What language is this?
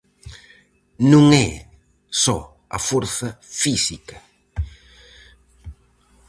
Galician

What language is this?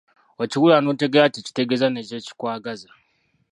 Ganda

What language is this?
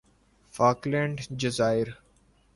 Urdu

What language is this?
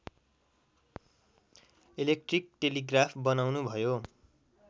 Nepali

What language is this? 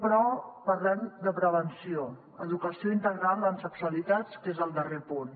Catalan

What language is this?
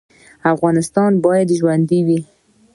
Pashto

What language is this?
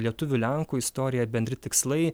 Lithuanian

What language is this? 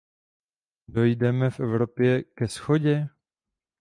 Czech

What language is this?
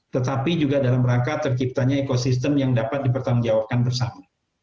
Indonesian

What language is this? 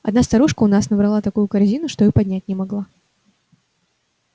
Russian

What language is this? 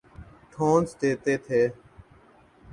Urdu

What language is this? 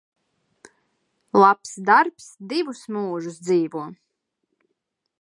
Latvian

